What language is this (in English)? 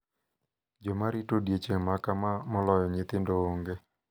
Luo (Kenya and Tanzania)